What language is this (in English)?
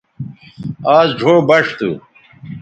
Bateri